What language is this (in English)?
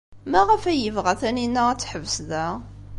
Kabyle